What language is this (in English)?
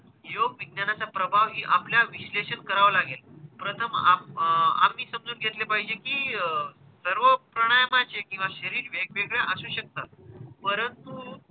Marathi